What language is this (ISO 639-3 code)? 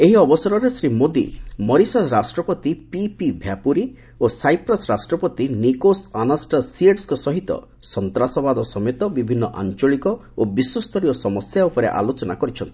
ori